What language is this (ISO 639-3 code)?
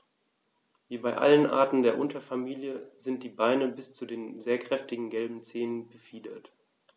deu